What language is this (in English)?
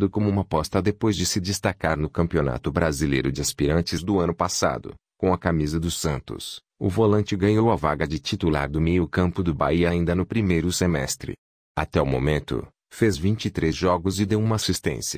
Portuguese